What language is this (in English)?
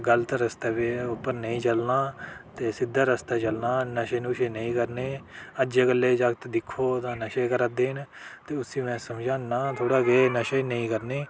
Dogri